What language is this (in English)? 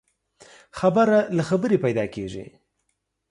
Pashto